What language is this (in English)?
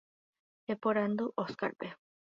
Guarani